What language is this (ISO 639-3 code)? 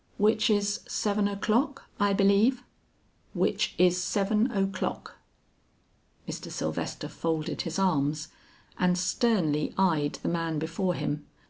eng